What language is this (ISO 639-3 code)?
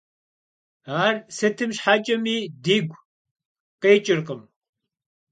kbd